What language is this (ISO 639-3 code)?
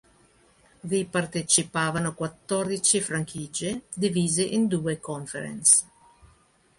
ita